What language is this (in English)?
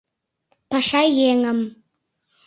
Mari